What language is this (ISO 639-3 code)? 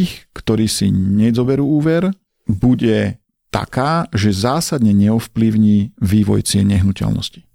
slk